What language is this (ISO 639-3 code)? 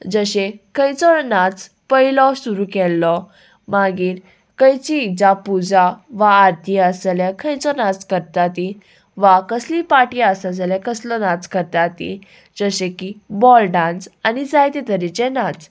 kok